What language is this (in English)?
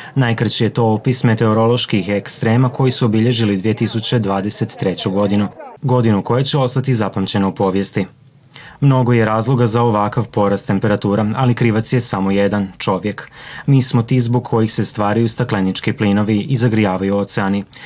Croatian